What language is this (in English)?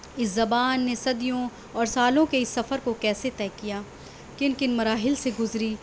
Urdu